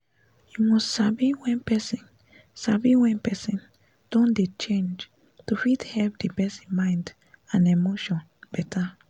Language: Nigerian Pidgin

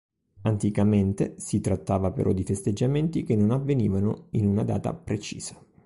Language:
Italian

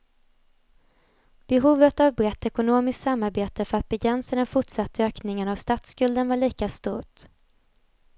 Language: Swedish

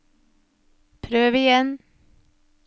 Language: Norwegian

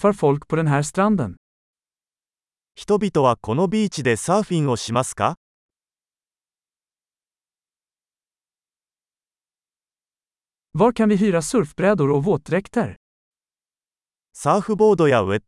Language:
Swedish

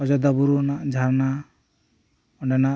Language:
Santali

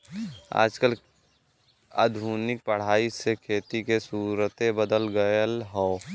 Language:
Bhojpuri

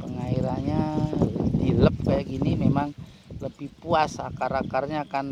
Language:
Indonesian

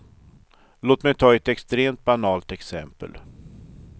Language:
Swedish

